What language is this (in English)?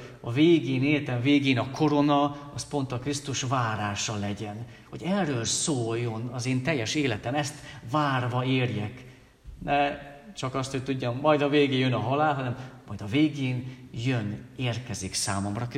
Hungarian